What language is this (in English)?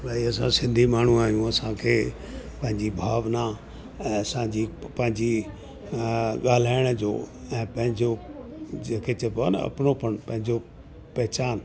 Sindhi